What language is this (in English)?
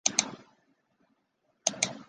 Chinese